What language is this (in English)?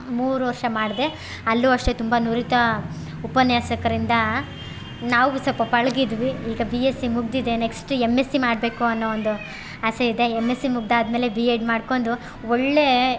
Kannada